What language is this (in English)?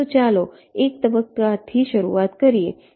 Gujarati